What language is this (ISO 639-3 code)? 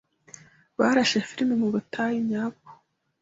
kin